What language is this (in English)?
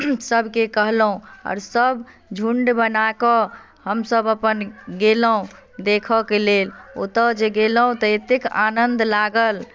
Maithili